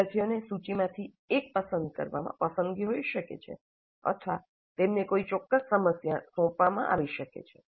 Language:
Gujarati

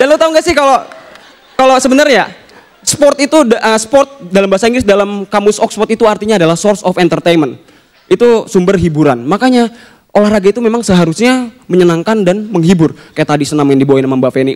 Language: Indonesian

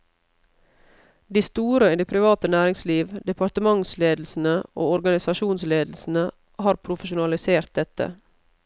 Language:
Norwegian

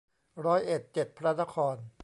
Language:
Thai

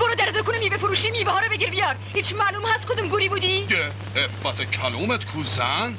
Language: Persian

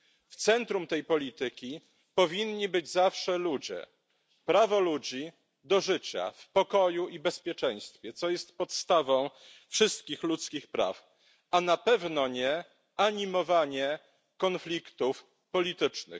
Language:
Polish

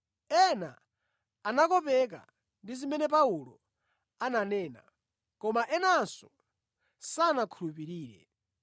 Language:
Nyanja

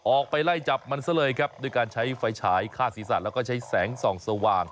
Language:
Thai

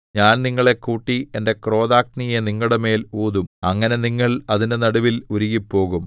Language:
Malayalam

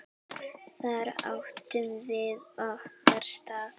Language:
Icelandic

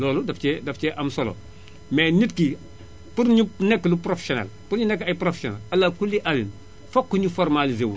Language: Wolof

